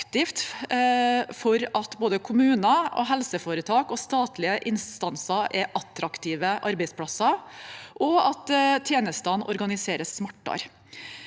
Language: Norwegian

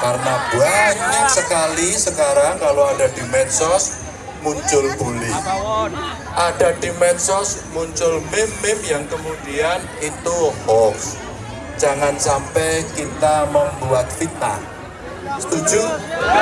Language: Indonesian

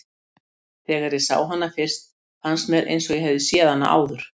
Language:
Icelandic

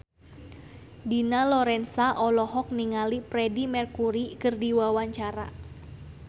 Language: Sundanese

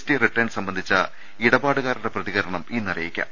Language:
Malayalam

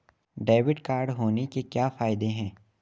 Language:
Hindi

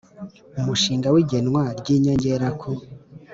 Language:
Kinyarwanda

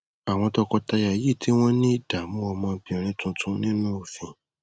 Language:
Yoruba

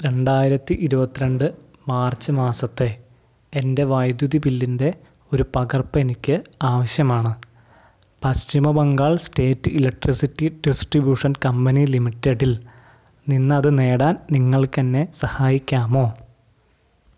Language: Malayalam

